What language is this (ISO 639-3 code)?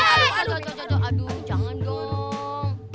ind